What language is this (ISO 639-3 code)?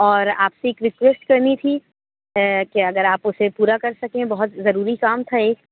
urd